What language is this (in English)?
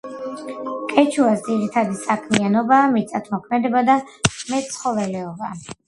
Georgian